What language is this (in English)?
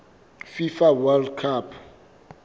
Southern Sotho